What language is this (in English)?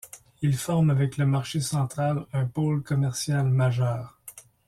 French